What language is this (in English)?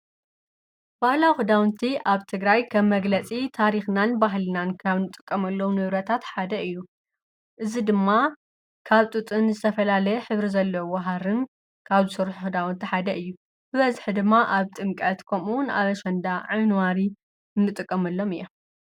Tigrinya